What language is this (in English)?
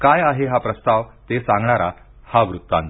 Marathi